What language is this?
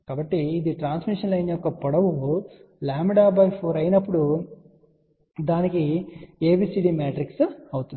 Telugu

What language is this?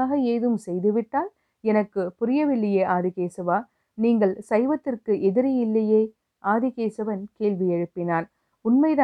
Tamil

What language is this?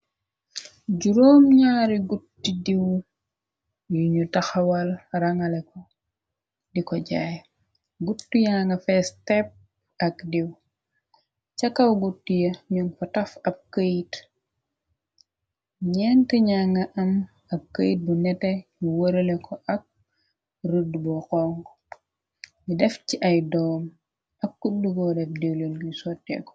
Wolof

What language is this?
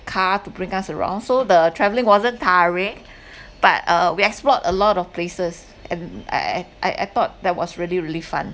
English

